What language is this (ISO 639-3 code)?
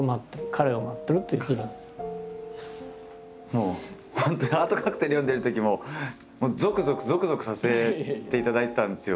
jpn